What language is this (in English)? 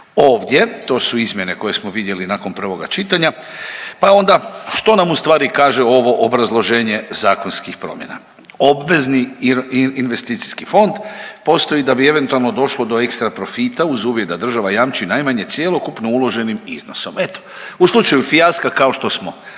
Croatian